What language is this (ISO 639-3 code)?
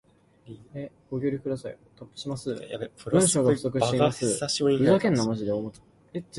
yue